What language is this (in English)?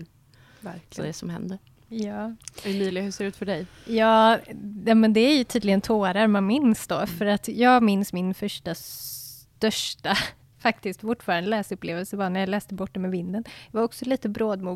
Swedish